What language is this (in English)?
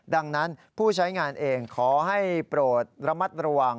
Thai